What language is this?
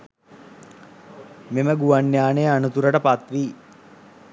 Sinhala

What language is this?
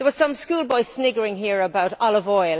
English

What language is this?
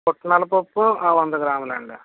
Telugu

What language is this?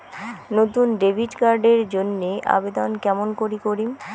Bangla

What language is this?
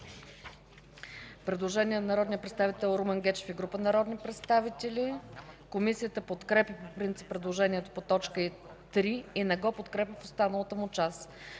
Bulgarian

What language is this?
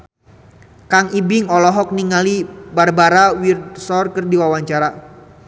Sundanese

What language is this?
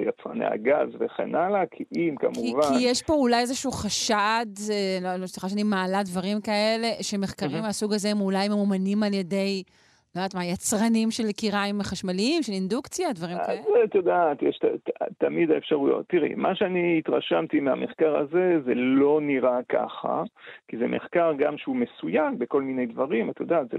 Hebrew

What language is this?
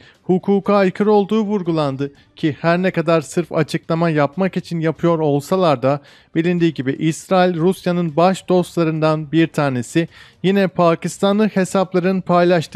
Turkish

